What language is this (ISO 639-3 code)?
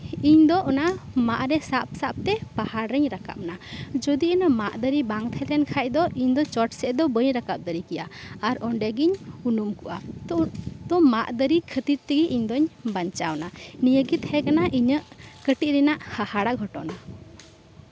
sat